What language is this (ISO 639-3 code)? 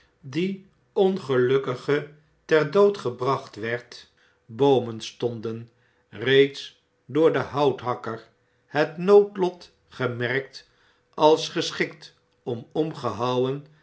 nld